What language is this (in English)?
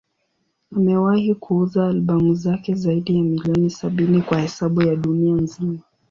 Swahili